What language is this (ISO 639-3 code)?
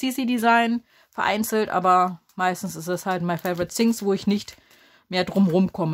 deu